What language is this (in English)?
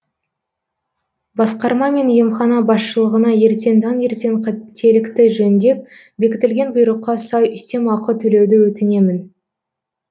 Kazakh